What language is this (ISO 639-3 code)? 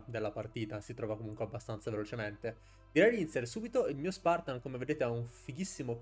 ita